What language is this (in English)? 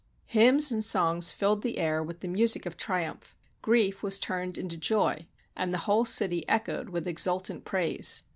English